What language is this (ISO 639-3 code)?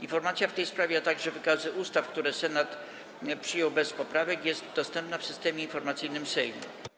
pol